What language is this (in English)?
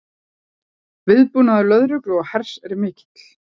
Icelandic